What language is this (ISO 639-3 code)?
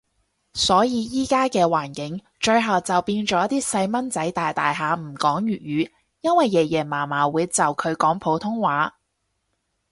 yue